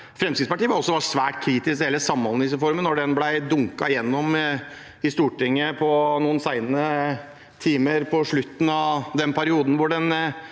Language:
Norwegian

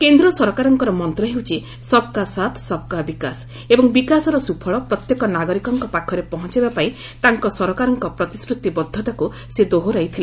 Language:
Odia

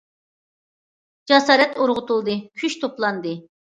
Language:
Uyghur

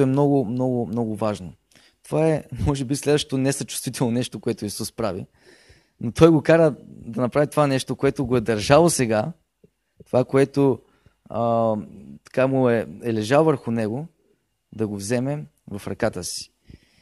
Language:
Bulgarian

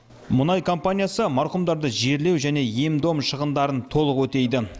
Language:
Kazakh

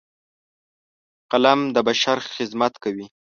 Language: Pashto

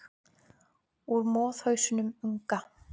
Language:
Icelandic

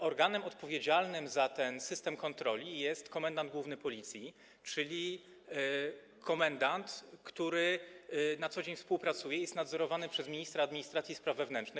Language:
Polish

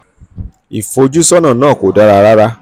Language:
Yoruba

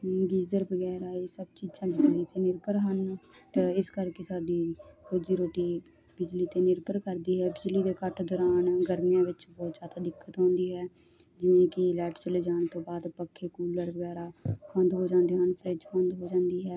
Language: Punjabi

